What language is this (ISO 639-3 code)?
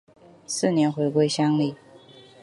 zho